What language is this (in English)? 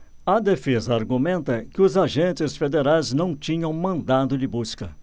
Portuguese